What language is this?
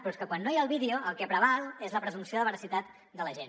Catalan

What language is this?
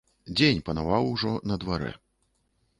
Belarusian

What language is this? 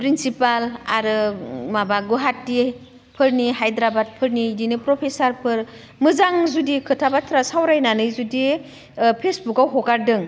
Bodo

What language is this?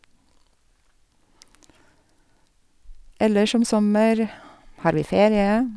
Norwegian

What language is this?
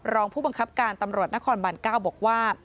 Thai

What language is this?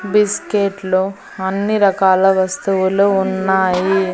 Telugu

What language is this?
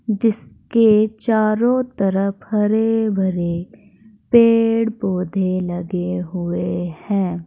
Hindi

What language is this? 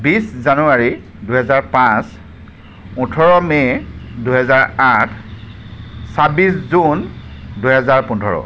Assamese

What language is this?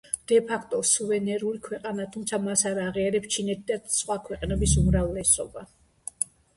Georgian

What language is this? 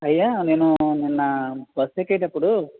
Telugu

